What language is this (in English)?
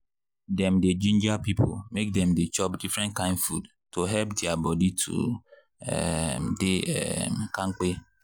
Nigerian Pidgin